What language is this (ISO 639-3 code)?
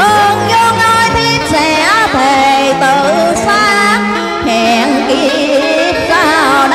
vie